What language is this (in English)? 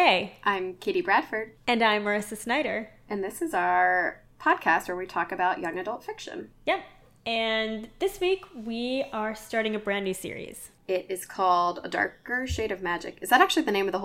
English